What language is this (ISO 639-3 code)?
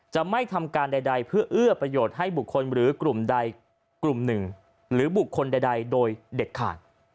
tha